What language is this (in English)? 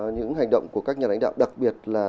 Vietnamese